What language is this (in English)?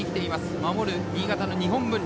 Japanese